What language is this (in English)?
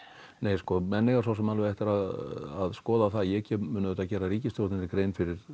Icelandic